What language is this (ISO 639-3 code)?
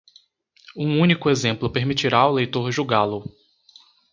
por